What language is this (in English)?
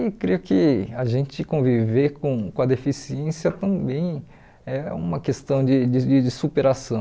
Portuguese